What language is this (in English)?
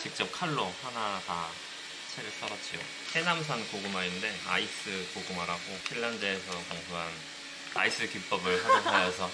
Korean